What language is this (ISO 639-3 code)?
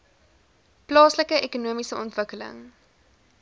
afr